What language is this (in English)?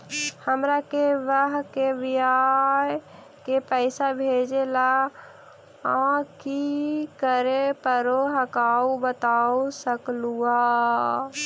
Magahi